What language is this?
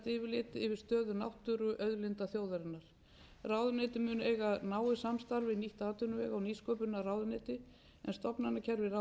Icelandic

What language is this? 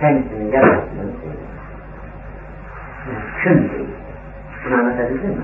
Turkish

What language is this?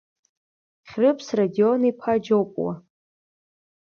Abkhazian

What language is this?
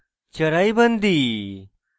Bangla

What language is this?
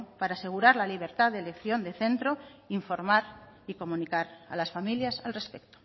Spanish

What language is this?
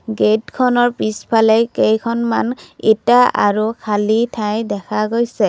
Assamese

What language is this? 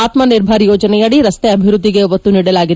Kannada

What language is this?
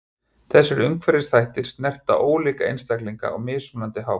Icelandic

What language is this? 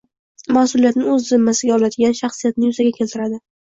Uzbek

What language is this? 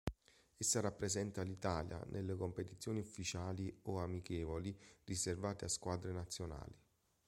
Italian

